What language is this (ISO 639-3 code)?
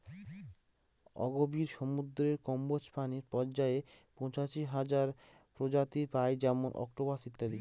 ben